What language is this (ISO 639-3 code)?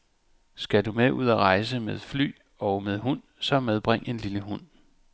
dan